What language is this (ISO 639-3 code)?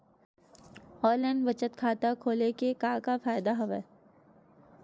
hne